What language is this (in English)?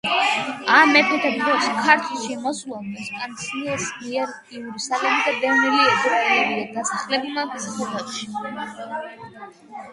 Georgian